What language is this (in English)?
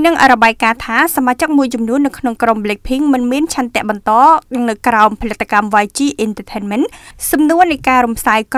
Thai